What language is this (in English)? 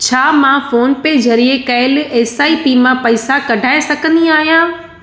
Sindhi